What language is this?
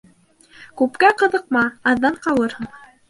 Bashkir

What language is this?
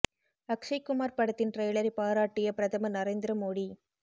Tamil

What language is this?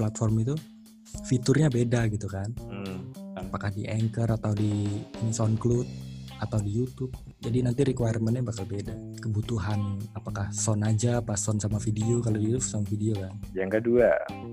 Indonesian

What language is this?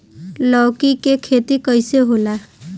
Bhojpuri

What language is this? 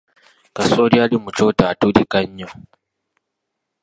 Ganda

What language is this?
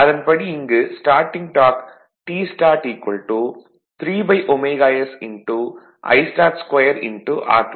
Tamil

